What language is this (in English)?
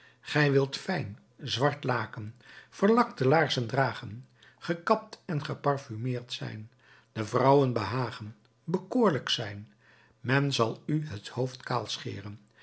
Dutch